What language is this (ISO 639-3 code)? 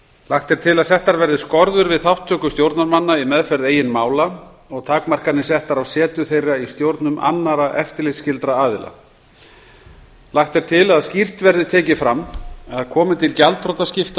isl